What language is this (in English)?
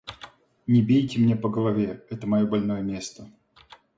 Russian